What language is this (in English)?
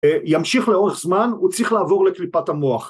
Hebrew